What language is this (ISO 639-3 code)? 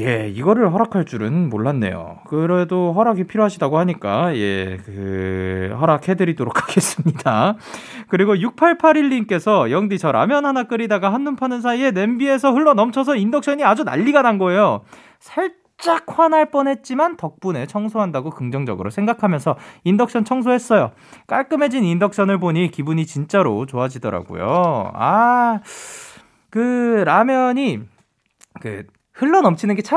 kor